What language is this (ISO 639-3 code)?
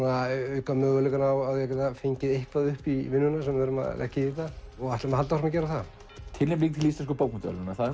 isl